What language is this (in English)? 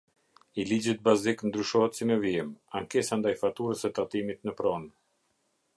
Albanian